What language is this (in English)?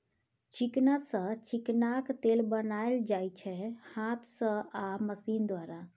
Maithili